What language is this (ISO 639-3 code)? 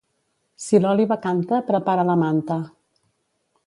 cat